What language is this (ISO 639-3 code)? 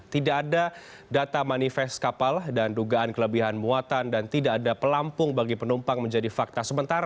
ind